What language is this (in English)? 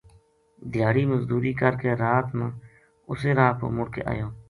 Gujari